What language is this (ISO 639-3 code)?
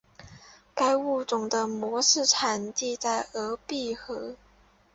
zho